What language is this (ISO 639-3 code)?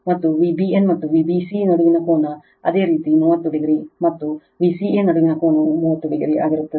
kan